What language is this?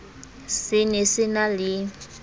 Southern Sotho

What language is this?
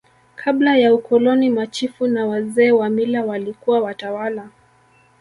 Swahili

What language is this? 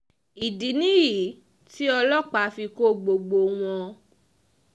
Yoruba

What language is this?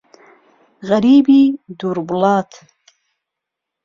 Central Kurdish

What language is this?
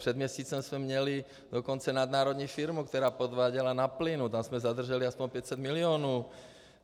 Czech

